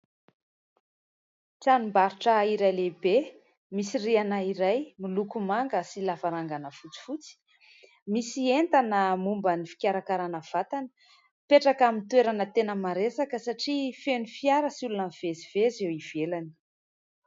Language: Malagasy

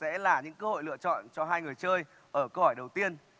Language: Vietnamese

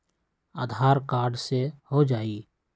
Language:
Magahi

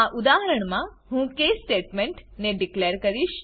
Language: Gujarati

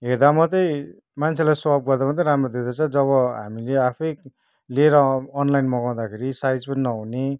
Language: Nepali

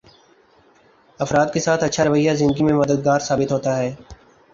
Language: Urdu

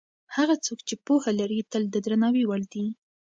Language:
Pashto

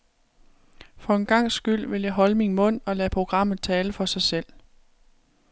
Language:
Danish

